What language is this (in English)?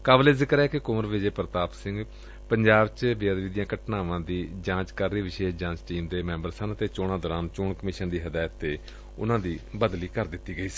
Punjabi